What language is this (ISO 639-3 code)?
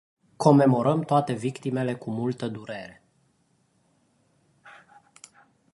ron